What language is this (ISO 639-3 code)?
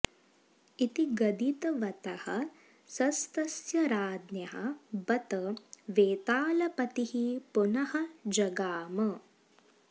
san